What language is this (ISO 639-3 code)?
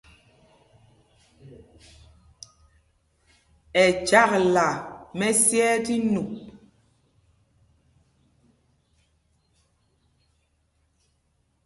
mgg